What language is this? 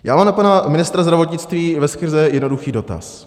Czech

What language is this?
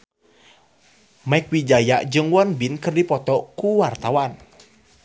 Sundanese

